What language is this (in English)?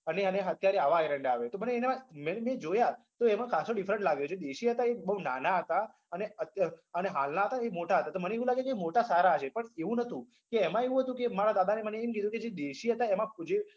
Gujarati